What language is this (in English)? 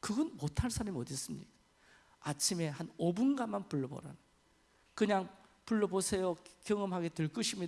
Korean